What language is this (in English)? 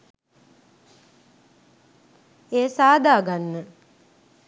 Sinhala